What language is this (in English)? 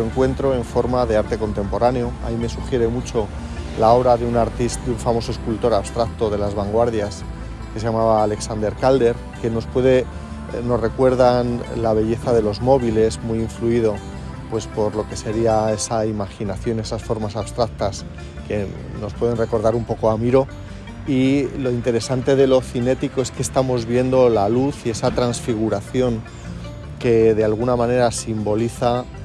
Spanish